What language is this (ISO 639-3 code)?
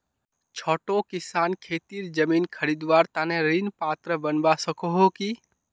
mag